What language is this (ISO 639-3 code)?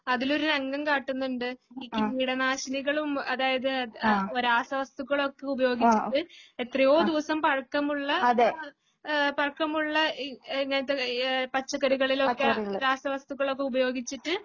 mal